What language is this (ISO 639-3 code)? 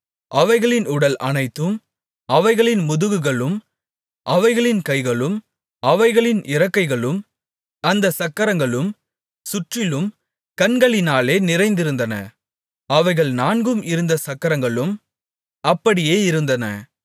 tam